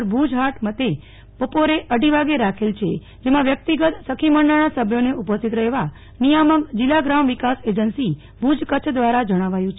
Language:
Gujarati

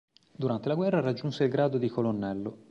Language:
Italian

